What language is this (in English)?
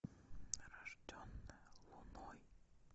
Russian